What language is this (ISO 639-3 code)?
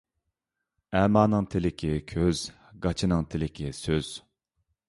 uig